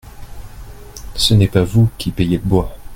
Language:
French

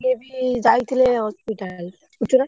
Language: Odia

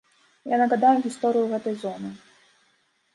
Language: Belarusian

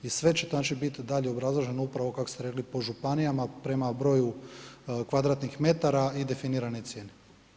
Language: Croatian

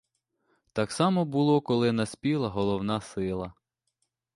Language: Ukrainian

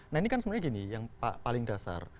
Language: Indonesian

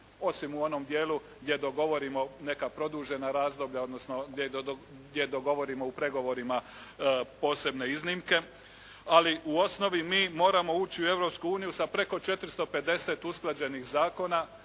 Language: Croatian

